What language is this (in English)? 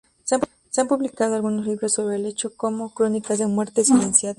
Spanish